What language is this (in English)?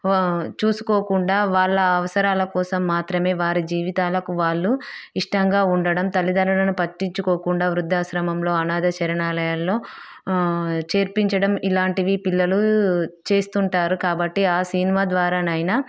Telugu